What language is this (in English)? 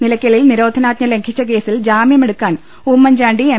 Malayalam